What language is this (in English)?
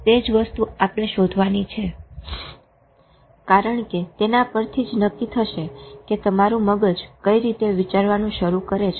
Gujarati